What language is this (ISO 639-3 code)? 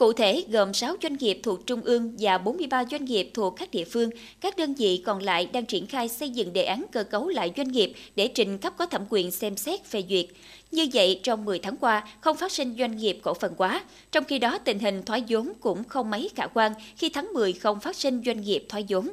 vie